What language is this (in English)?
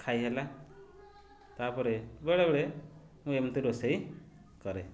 Odia